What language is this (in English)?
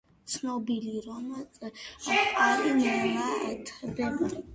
Georgian